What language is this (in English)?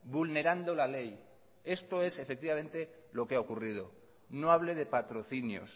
Spanish